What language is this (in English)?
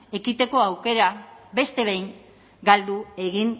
Basque